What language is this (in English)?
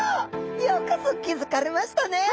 Japanese